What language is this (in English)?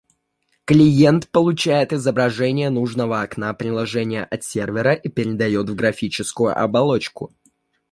Russian